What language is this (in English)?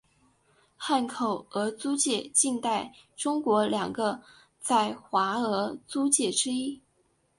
Chinese